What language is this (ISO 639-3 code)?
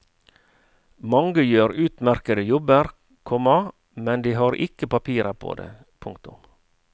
nor